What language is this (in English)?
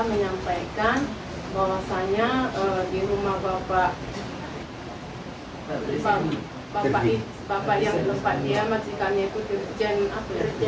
Indonesian